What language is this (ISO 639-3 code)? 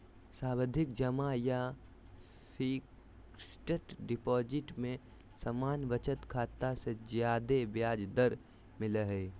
mag